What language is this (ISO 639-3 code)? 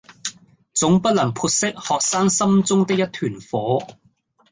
yue